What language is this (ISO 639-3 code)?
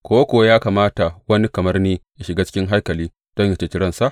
hau